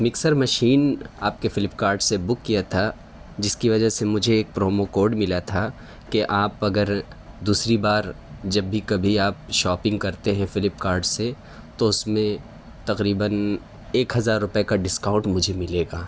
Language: Urdu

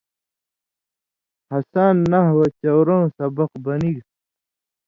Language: Indus Kohistani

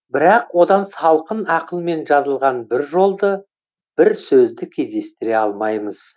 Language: Kazakh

